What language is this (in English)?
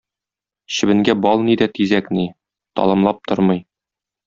Tatar